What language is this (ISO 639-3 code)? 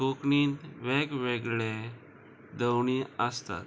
kok